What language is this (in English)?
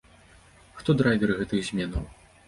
Belarusian